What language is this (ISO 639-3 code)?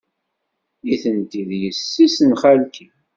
kab